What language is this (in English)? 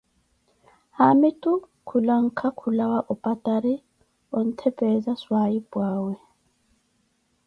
Koti